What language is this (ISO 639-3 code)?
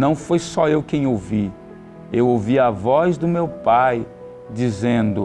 por